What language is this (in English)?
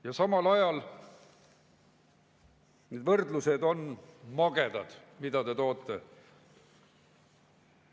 Estonian